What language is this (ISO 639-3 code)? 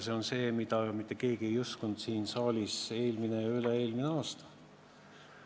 est